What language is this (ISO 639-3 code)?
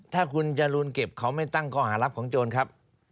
tha